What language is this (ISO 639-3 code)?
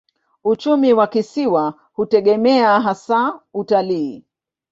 swa